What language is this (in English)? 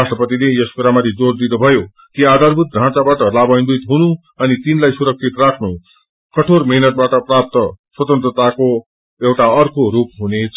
Nepali